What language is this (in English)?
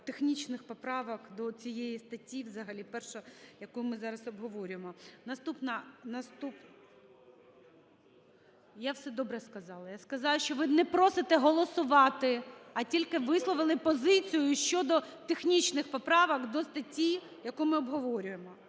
Ukrainian